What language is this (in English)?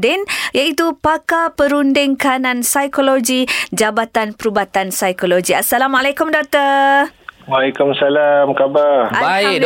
Malay